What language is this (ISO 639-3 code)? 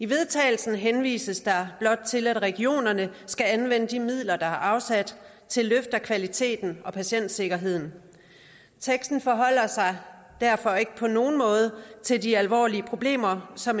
dan